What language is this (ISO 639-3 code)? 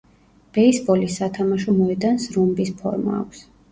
kat